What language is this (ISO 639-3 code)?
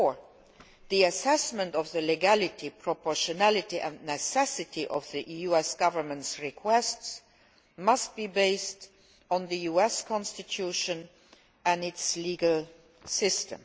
eng